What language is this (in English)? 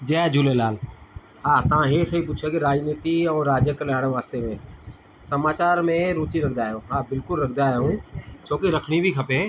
Sindhi